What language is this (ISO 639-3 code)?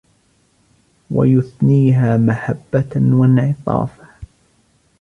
ara